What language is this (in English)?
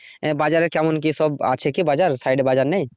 Bangla